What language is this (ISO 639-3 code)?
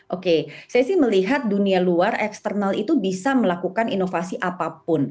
ind